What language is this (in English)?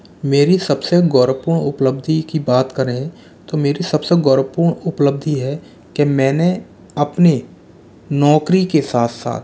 Hindi